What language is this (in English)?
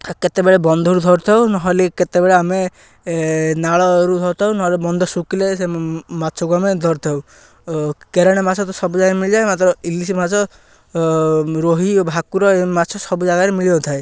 Odia